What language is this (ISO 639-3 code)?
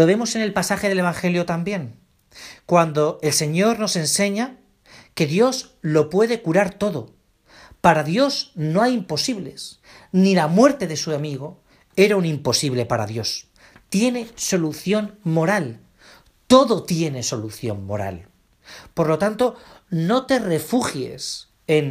spa